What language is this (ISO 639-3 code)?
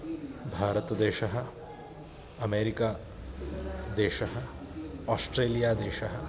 san